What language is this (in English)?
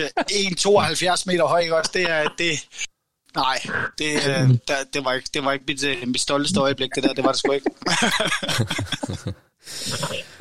Danish